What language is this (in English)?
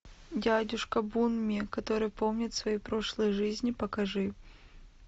Russian